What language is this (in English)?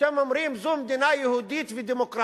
Hebrew